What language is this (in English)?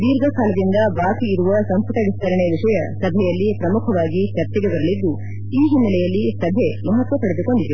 Kannada